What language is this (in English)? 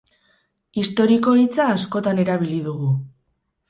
Basque